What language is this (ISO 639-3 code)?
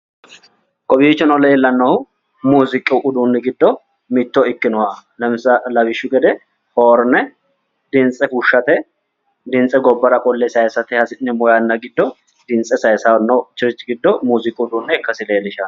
sid